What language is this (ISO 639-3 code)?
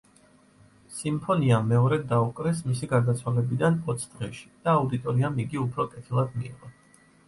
kat